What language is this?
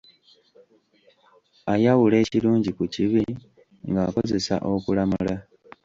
Ganda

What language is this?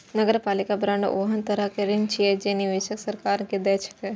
Maithili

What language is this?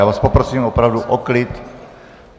Czech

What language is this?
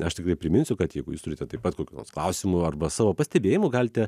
Lithuanian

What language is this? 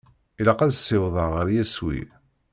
Kabyle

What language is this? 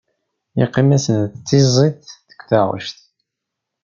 Kabyle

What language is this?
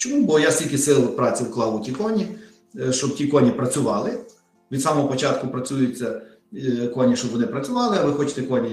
Ukrainian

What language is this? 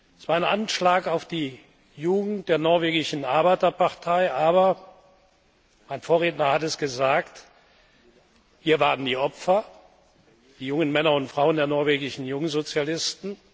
German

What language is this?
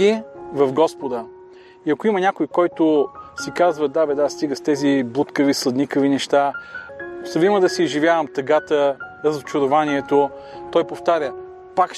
Bulgarian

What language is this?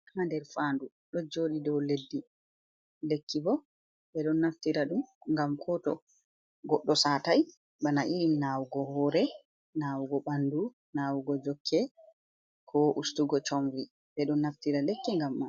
Fula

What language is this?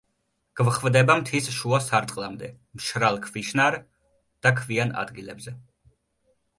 Georgian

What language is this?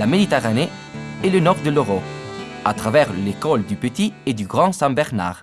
French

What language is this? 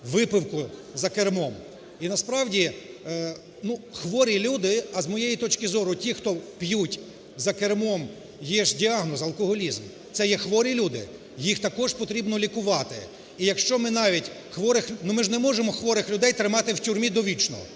Ukrainian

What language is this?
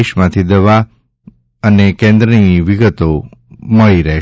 Gujarati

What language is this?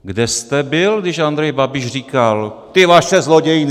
Czech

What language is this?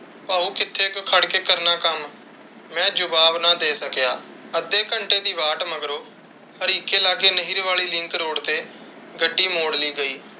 Punjabi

